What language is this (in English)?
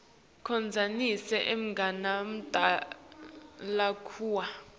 Swati